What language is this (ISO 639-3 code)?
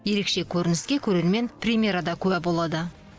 kaz